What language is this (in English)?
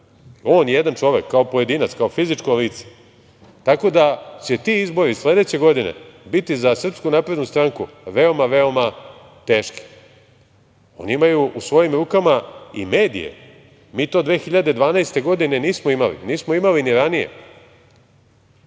Serbian